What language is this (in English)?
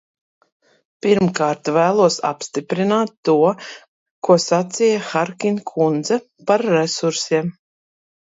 Latvian